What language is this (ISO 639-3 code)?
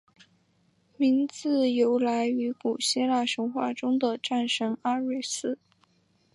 zho